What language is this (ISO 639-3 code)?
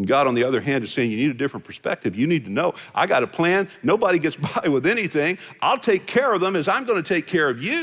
eng